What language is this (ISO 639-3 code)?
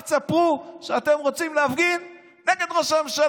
heb